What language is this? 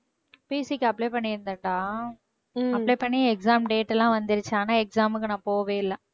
Tamil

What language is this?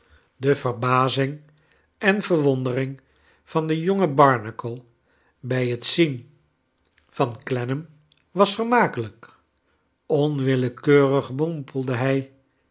Dutch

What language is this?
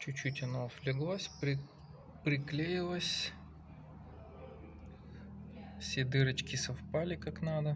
Russian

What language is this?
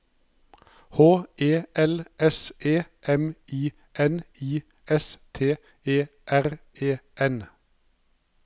Norwegian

